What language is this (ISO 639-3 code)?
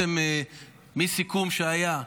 heb